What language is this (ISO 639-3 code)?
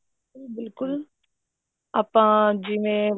pan